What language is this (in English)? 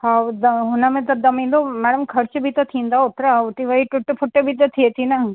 Sindhi